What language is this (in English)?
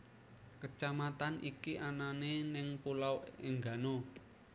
Javanese